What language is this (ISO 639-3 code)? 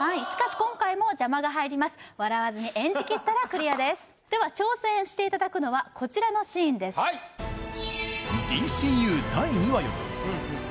jpn